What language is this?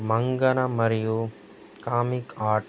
Telugu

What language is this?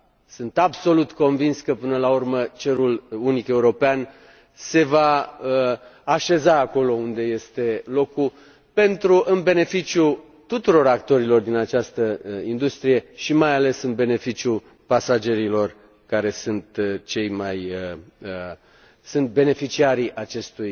Romanian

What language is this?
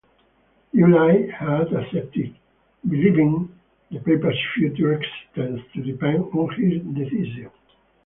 English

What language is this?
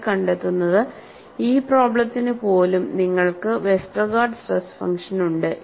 Malayalam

